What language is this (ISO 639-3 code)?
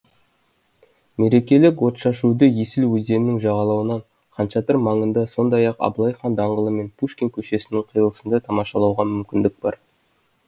kaz